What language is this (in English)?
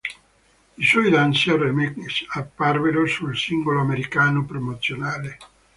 Italian